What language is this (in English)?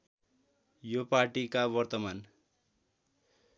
Nepali